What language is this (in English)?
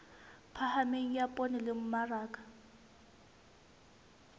Southern Sotho